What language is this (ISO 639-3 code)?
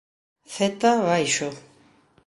glg